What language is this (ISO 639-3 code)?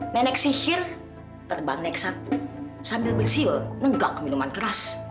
ind